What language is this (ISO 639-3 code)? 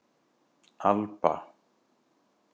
isl